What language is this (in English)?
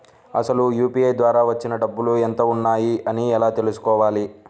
Telugu